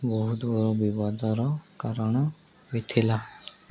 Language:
Odia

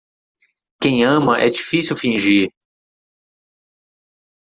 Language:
Portuguese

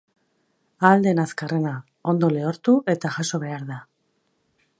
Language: Basque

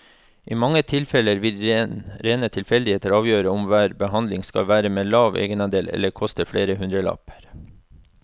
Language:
Norwegian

